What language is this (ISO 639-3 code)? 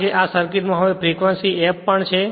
guj